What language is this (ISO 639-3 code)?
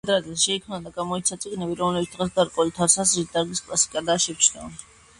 kat